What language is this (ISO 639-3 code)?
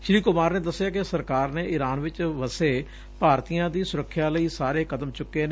pan